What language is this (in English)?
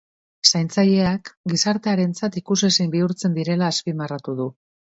Basque